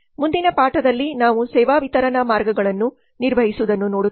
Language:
Kannada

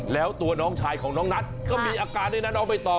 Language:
Thai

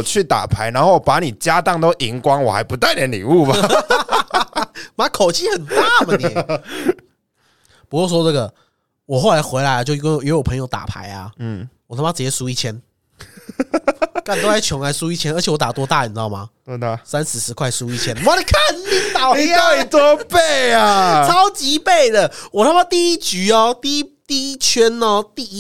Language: Chinese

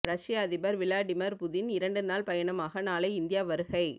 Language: Tamil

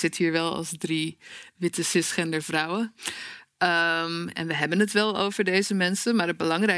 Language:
Dutch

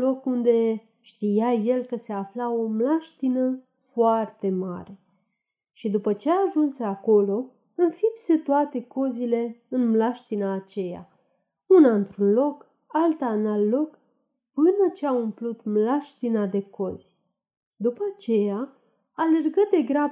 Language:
Romanian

